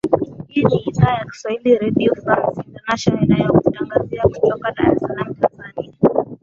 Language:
Swahili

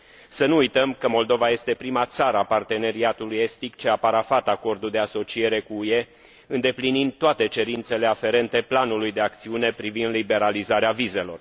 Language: Romanian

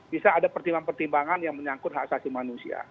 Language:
Indonesian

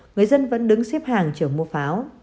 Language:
Vietnamese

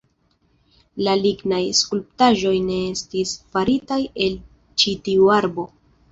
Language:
Esperanto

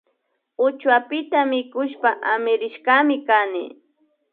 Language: Imbabura Highland Quichua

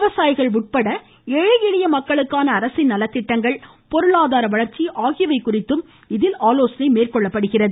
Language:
Tamil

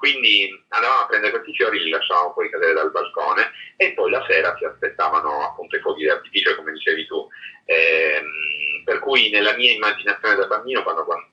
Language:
Italian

